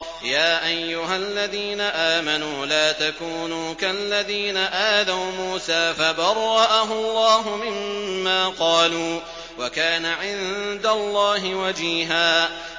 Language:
Arabic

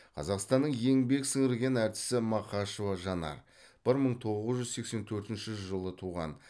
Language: Kazakh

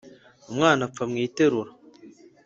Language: Kinyarwanda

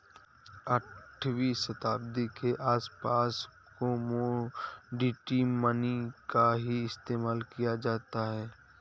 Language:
Hindi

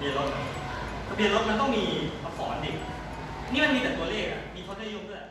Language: Thai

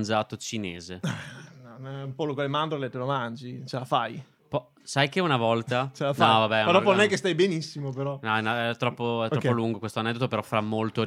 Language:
Italian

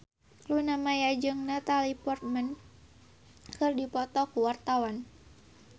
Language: Sundanese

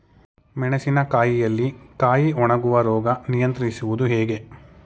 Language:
Kannada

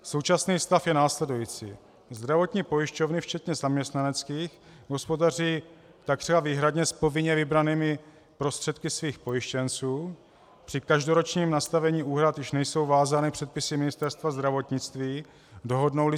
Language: Czech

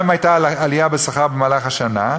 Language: Hebrew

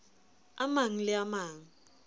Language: Southern Sotho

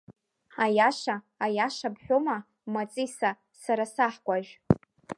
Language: Abkhazian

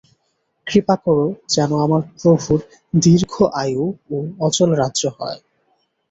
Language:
Bangla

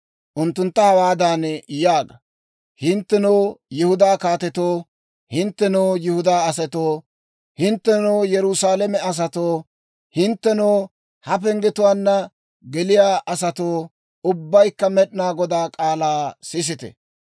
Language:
Dawro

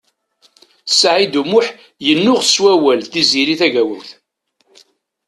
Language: Kabyle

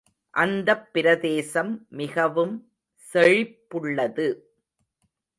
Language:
Tamil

